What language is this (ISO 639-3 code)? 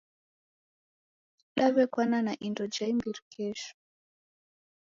dav